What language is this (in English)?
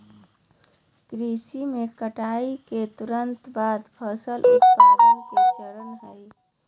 Magahi